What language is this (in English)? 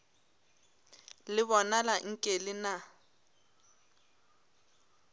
Northern Sotho